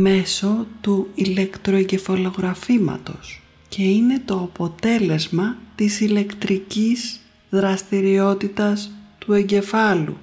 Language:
Greek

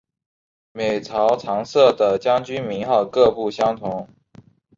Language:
Chinese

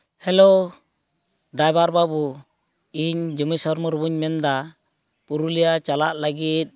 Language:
Santali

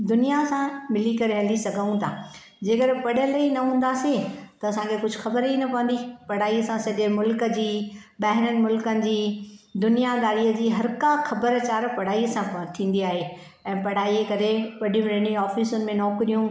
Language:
Sindhi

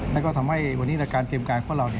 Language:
Thai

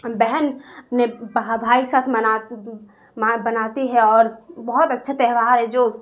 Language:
Urdu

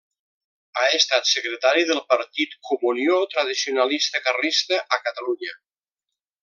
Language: Catalan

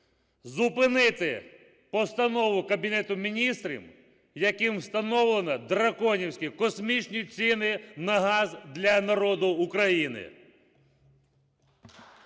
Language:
Ukrainian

